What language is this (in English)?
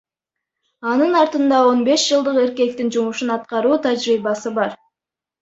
Kyrgyz